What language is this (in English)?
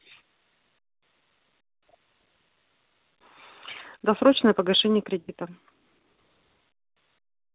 Russian